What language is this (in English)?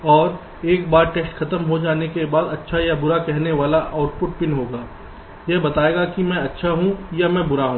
Hindi